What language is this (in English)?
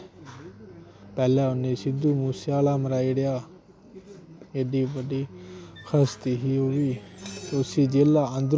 Dogri